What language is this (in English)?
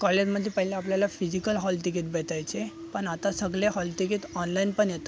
Marathi